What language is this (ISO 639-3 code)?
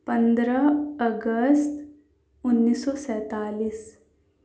urd